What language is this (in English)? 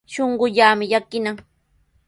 Sihuas Ancash Quechua